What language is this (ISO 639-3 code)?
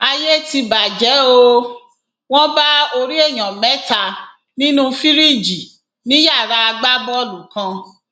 yor